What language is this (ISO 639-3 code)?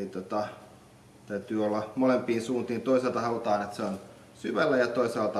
fin